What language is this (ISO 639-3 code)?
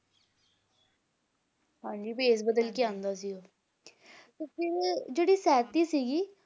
pan